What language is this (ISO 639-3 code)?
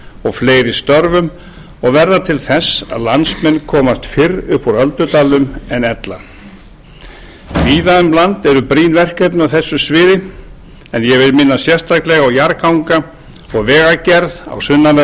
isl